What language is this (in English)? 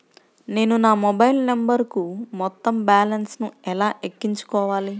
Telugu